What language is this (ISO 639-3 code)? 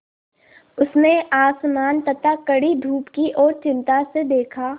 hin